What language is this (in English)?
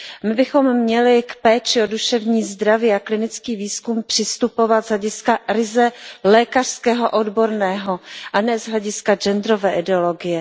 Czech